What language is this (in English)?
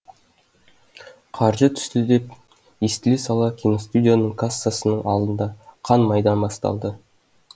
Kazakh